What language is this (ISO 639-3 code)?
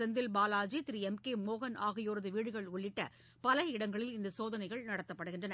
tam